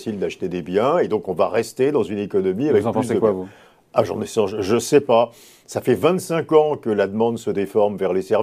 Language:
French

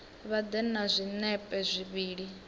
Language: Venda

